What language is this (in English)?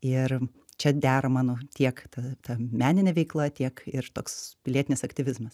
Lithuanian